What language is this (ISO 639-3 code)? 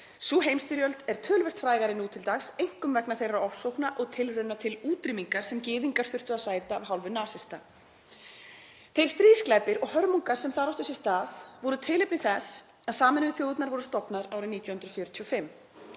isl